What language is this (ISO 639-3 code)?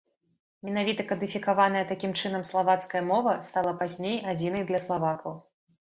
bel